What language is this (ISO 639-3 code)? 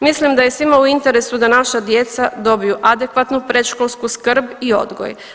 hrv